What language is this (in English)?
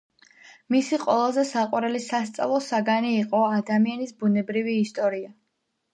Georgian